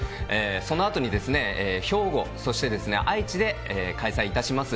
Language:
Japanese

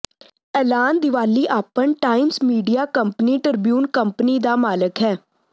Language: Punjabi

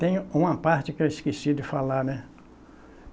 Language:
Portuguese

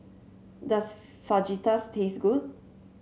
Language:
English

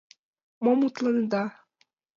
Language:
Mari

